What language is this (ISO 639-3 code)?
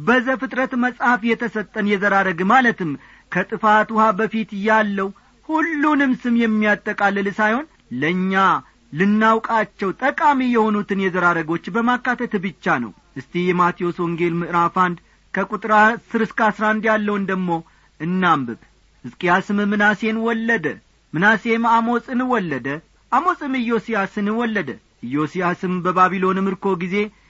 amh